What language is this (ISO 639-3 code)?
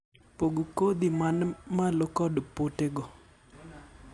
luo